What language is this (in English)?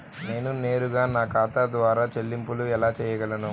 Telugu